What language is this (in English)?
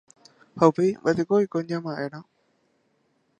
Guarani